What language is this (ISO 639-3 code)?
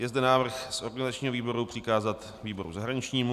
ces